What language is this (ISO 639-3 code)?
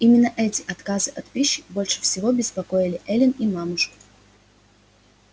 rus